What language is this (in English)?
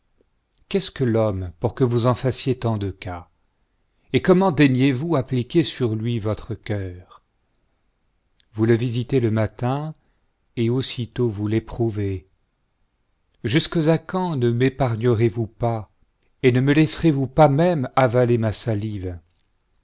French